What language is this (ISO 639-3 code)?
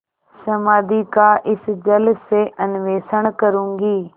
hin